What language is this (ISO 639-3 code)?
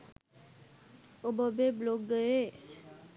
sin